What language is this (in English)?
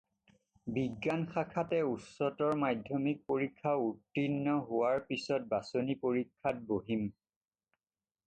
Assamese